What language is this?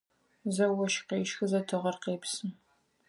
Adyghe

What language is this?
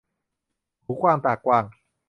Thai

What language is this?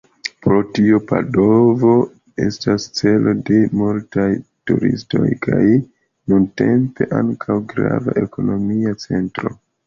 Esperanto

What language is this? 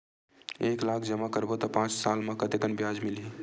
Chhattisgarhi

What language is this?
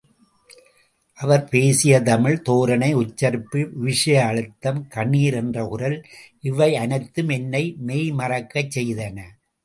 Tamil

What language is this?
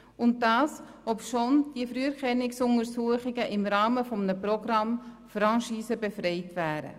Swiss German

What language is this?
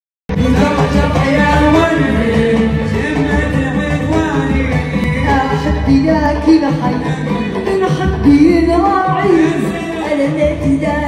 Arabic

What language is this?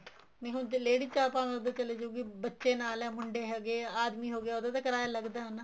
Punjabi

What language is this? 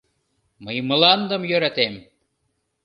Mari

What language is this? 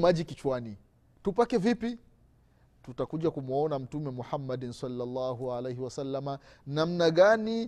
Swahili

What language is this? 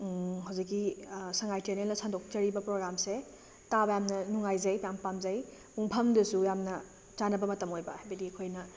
Manipuri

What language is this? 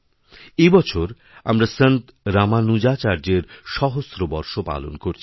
Bangla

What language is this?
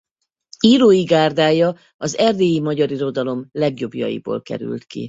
Hungarian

